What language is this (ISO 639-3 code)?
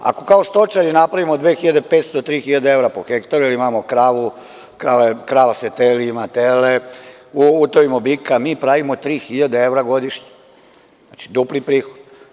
srp